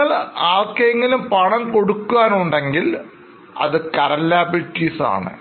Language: Malayalam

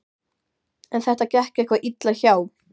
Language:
Icelandic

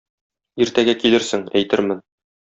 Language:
Tatar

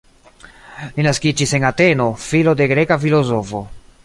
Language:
Esperanto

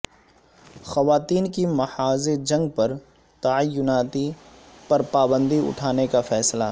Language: Urdu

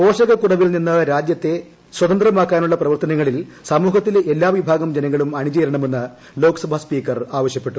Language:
Malayalam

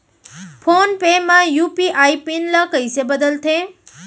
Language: Chhattisgarhi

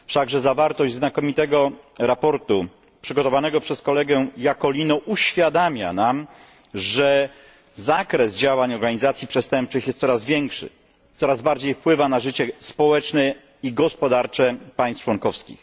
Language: Polish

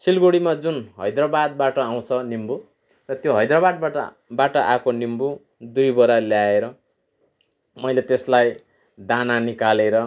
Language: Nepali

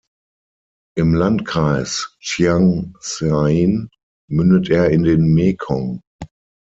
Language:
German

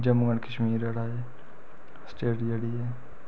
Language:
Dogri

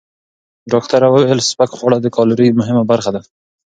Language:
Pashto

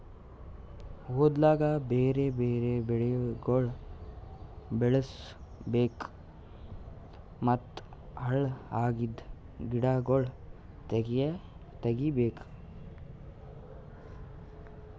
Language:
Kannada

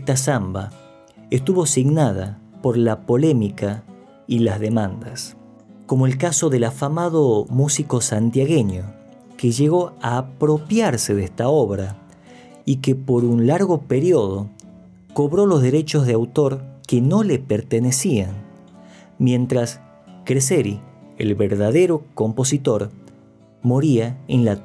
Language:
Spanish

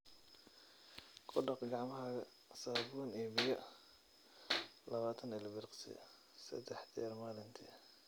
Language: Somali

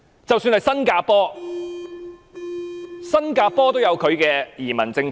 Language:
Cantonese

